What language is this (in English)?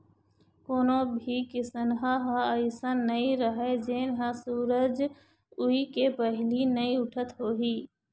Chhattisgarhi